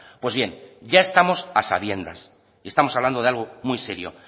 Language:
Spanish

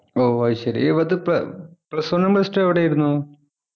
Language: Malayalam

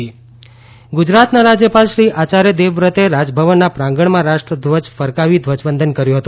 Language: Gujarati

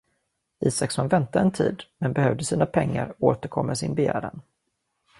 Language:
Swedish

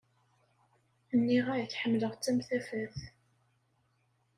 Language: Kabyle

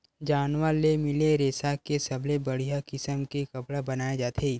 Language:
Chhattisgarhi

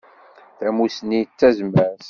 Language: Kabyle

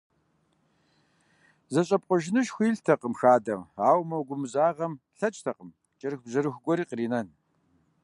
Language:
Kabardian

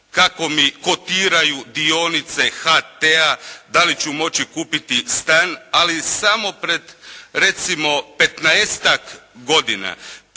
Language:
Croatian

